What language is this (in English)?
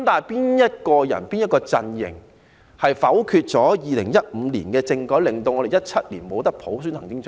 Cantonese